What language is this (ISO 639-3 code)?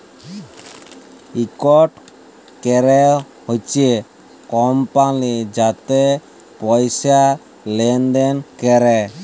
ben